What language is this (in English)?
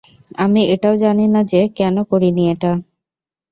Bangla